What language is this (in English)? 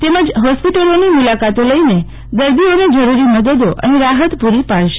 Gujarati